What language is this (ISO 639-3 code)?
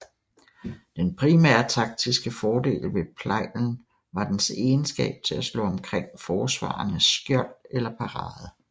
dan